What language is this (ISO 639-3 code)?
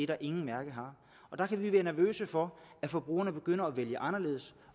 dan